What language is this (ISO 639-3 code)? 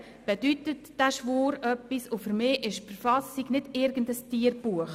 gsw